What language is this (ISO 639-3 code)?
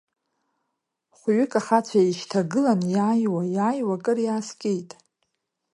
abk